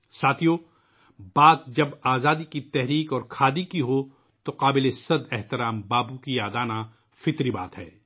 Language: Urdu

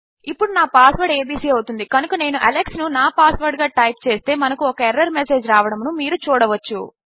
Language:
Telugu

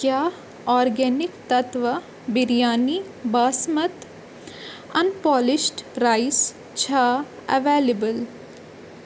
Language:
Kashmiri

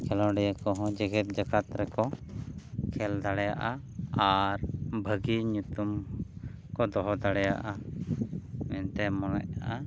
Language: Santali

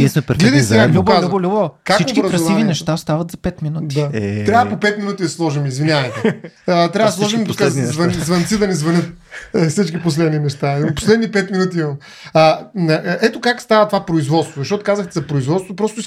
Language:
Bulgarian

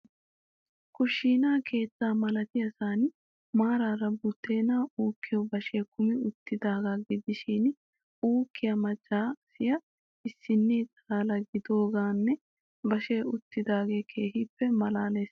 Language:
Wolaytta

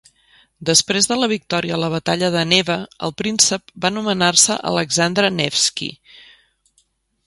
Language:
Catalan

